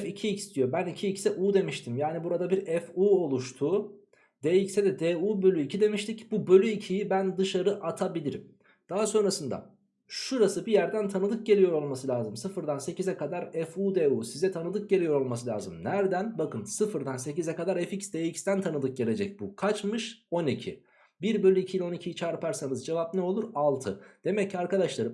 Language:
Turkish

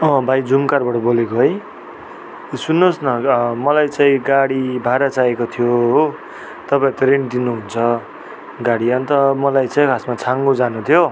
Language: Nepali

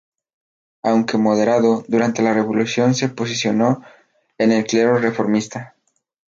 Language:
Spanish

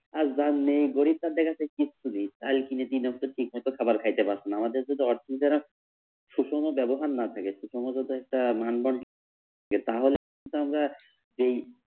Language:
Bangla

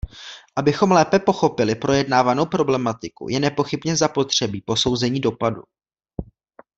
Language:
Czech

